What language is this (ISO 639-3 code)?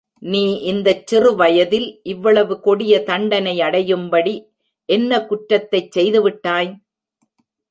tam